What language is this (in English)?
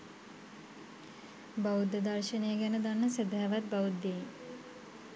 Sinhala